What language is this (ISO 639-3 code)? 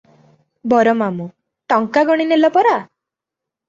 ori